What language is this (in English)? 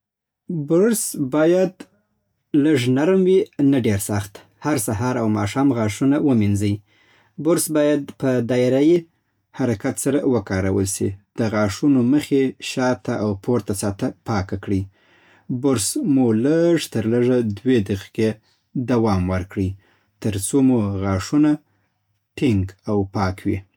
Southern Pashto